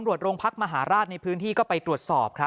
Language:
Thai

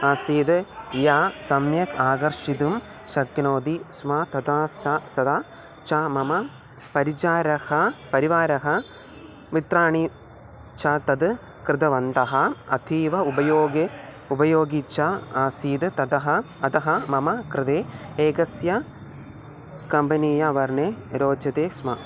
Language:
Sanskrit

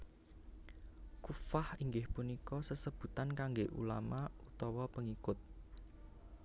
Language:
Javanese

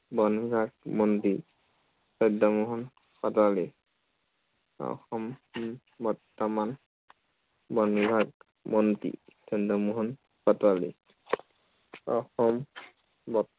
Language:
Assamese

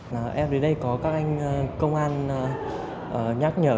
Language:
Vietnamese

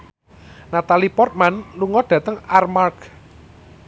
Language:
Javanese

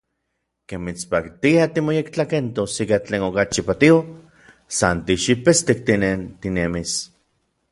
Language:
Orizaba Nahuatl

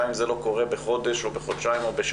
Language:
Hebrew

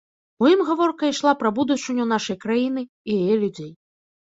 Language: Belarusian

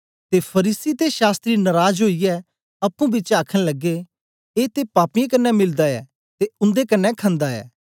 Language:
Dogri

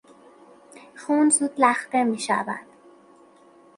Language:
Persian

